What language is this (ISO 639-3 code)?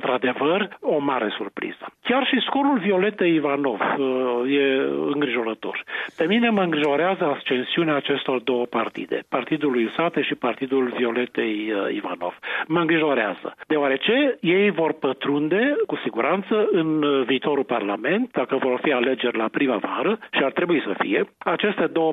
ron